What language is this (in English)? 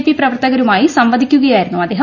Malayalam